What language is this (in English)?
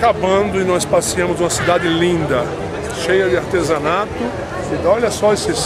Portuguese